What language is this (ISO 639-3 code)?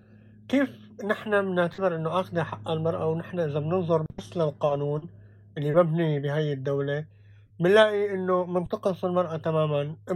ara